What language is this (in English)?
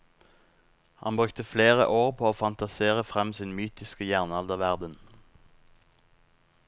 Norwegian